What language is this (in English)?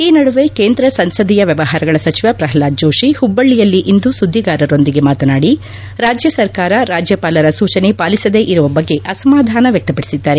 Kannada